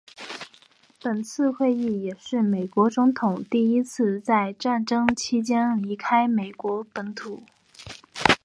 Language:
Chinese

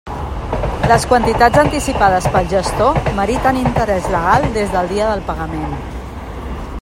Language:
Catalan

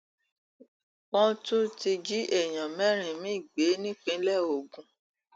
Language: Yoruba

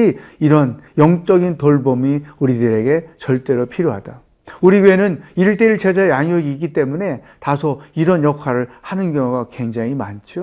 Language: Korean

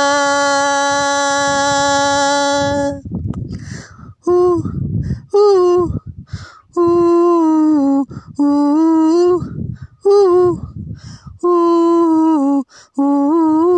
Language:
Hindi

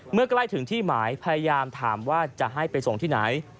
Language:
Thai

